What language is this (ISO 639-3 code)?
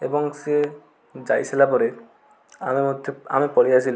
ori